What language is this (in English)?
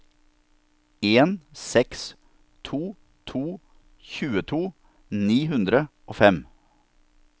Norwegian